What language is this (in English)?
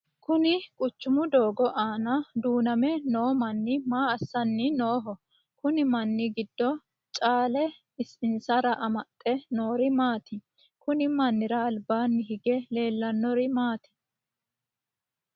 Sidamo